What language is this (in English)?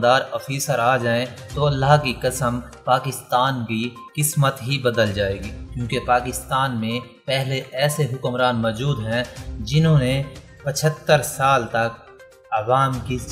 Hindi